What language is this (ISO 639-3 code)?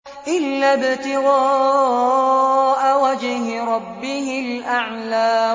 ara